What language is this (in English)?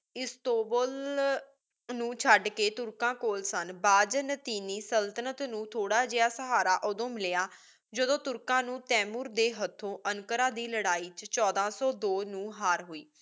Punjabi